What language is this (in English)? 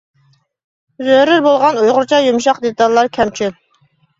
Uyghur